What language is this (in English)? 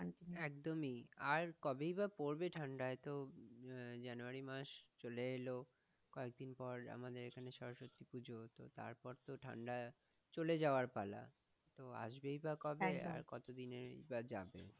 Bangla